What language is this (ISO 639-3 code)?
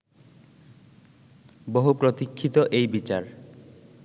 ben